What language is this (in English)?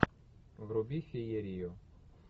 Russian